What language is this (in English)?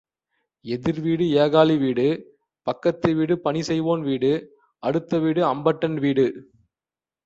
Tamil